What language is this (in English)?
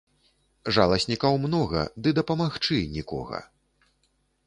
Belarusian